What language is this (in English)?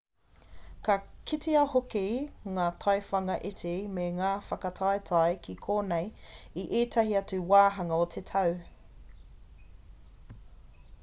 Māori